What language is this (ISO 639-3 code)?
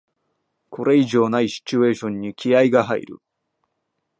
jpn